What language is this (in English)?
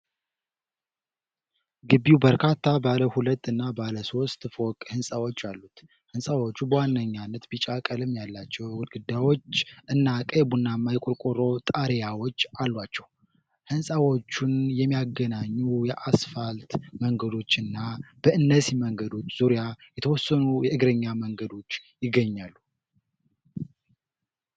Amharic